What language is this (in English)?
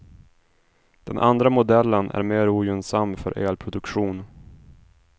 Swedish